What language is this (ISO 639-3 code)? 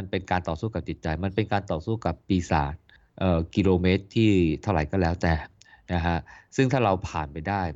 tha